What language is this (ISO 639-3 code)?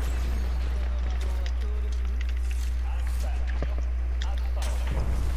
jpn